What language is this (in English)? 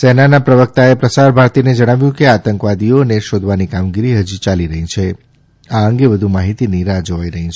Gujarati